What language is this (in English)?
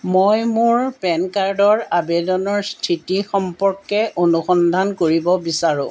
Assamese